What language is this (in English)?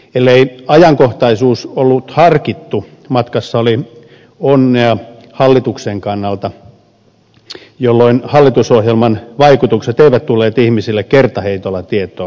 Finnish